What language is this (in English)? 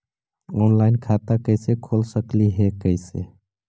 Magahi